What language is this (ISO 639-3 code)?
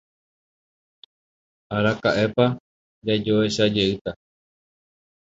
grn